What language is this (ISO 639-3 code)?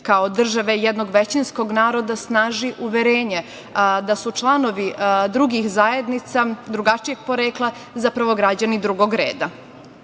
srp